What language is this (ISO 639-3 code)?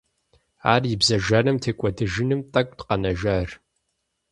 kbd